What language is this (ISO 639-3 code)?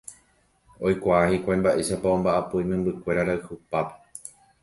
grn